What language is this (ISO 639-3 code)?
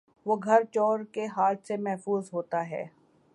urd